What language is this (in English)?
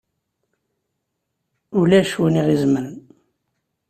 Kabyle